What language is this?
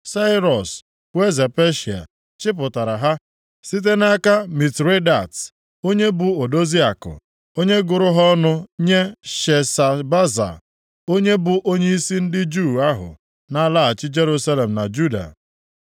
Igbo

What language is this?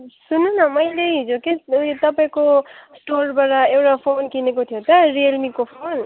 Nepali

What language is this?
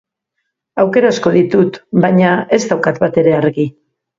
Basque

